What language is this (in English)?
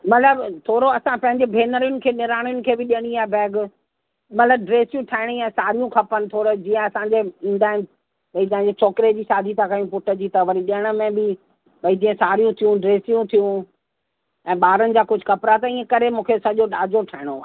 Sindhi